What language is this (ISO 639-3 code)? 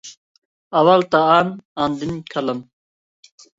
uig